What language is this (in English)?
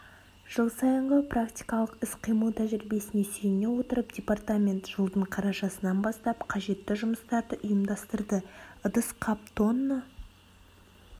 Kazakh